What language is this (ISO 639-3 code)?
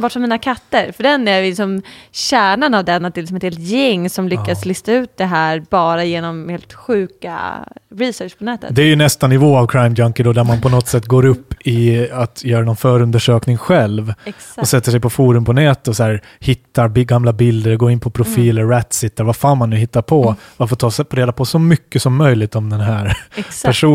swe